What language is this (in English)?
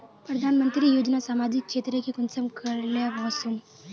Magahi